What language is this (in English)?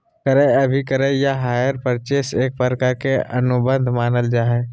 Magahi